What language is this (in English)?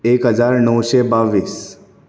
Konkani